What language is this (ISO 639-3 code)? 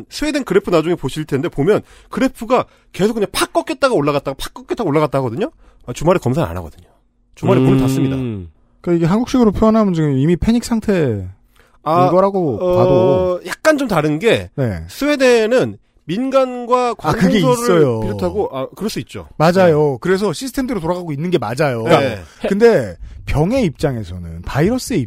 kor